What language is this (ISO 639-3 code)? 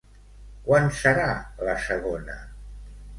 cat